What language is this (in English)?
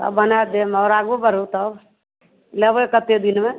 Maithili